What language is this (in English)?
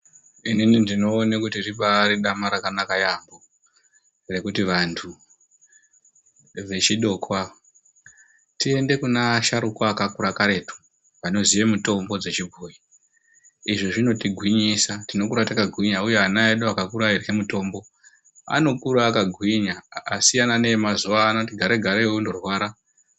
Ndau